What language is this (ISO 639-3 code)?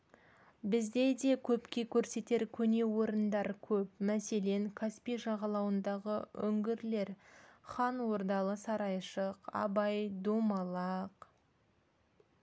kaz